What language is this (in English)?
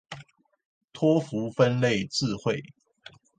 Chinese